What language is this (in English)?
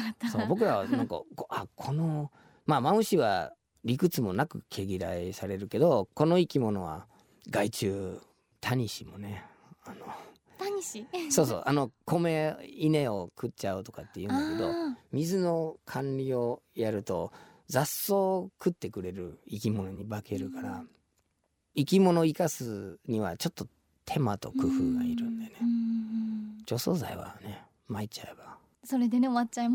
Japanese